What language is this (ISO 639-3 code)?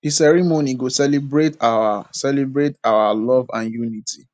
pcm